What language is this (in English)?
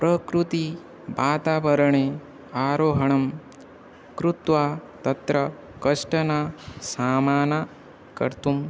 Sanskrit